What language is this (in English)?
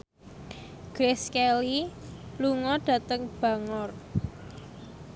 Javanese